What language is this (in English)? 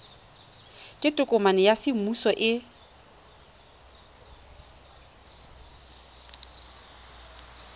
Tswana